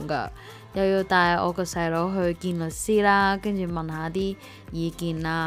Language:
Chinese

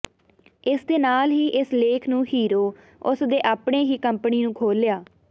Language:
Punjabi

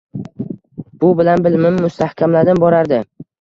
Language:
Uzbek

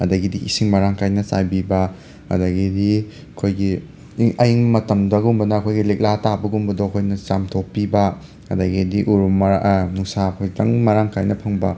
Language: Manipuri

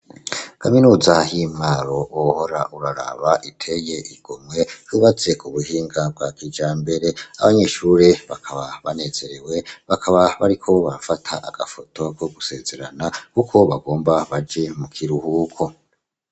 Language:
Rundi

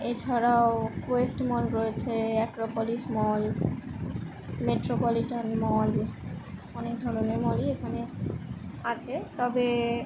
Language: Bangla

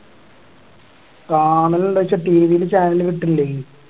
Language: Malayalam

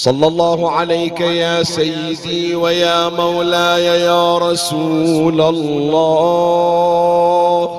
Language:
Arabic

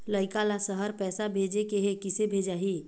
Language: Chhattisgarhi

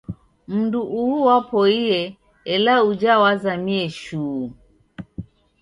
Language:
Taita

